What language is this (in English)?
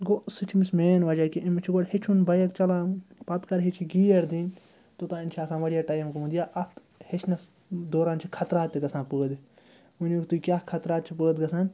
Kashmiri